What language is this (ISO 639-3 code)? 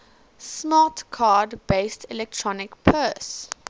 eng